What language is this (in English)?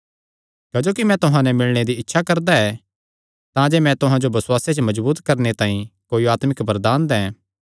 Kangri